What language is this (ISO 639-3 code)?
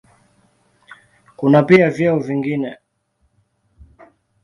swa